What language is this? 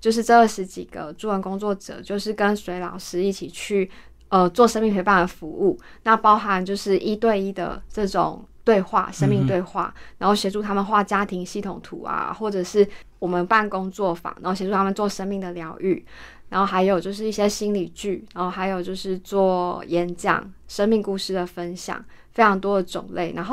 Chinese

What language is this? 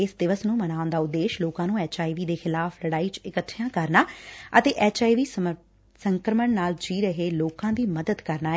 Punjabi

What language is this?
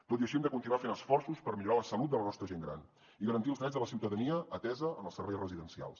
Catalan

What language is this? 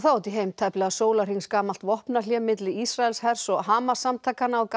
Icelandic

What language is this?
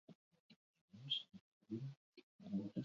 Basque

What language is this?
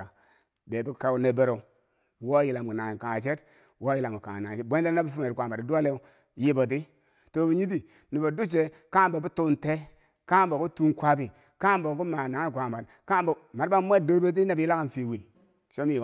Bangwinji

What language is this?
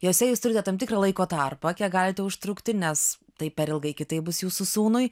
Lithuanian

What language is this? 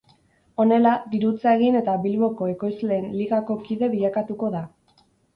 Basque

